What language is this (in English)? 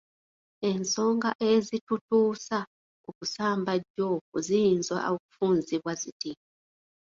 Ganda